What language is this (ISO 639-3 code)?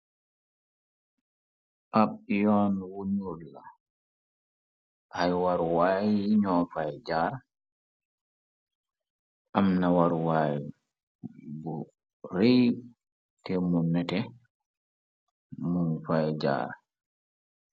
wol